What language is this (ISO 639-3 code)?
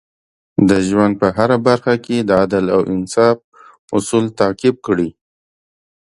pus